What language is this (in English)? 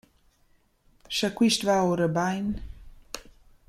Romansh